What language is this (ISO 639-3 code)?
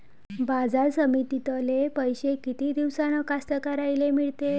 mar